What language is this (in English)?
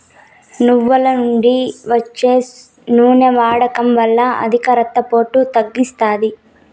Telugu